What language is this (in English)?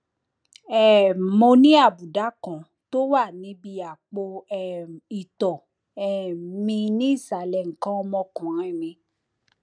Yoruba